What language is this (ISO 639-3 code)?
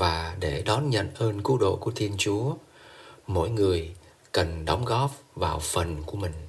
vie